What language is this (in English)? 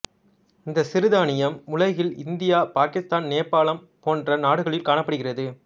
Tamil